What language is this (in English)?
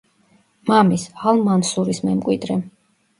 Georgian